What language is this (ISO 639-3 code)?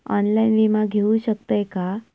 mar